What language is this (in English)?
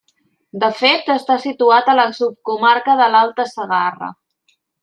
Catalan